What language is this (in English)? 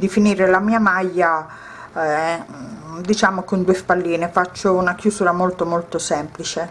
Italian